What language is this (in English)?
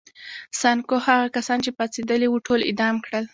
Pashto